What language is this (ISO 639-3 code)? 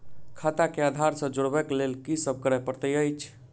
mai